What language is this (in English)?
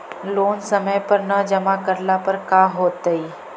Magahi